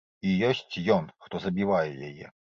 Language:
Belarusian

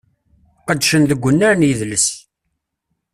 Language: Kabyle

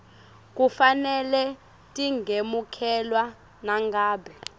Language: Swati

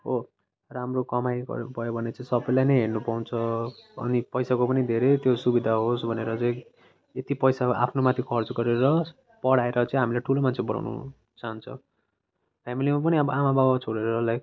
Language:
Nepali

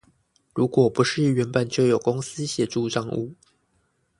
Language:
Chinese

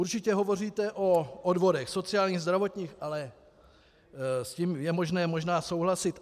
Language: Czech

